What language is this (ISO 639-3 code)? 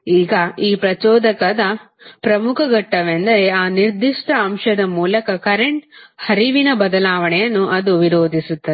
kan